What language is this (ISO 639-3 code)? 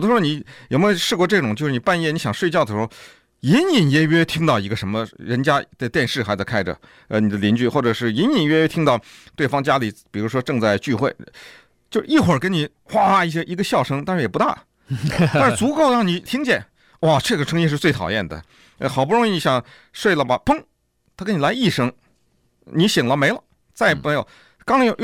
zho